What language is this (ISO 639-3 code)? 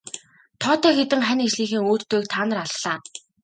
mon